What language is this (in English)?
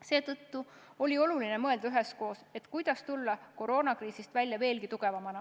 Estonian